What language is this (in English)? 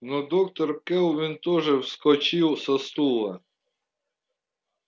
Russian